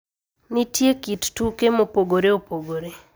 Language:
Luo (Kenya and Tanzania)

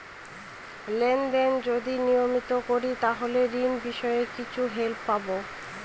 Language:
Bangla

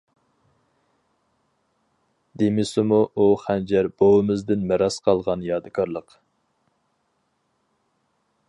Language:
Uyghur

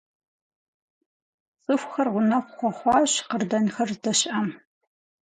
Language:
Kabardian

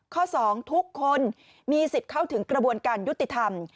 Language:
Thai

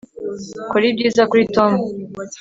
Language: Kinyarwanda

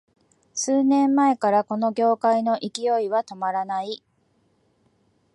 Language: Japanese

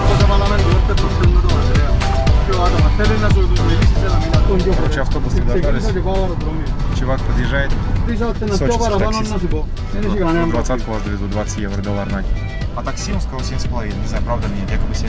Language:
Russian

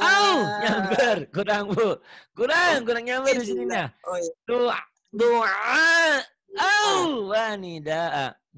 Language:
Indonesian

